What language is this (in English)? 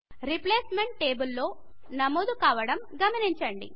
Telugu